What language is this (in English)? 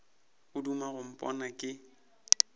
Northern Sotho